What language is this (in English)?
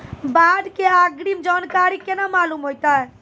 Maithili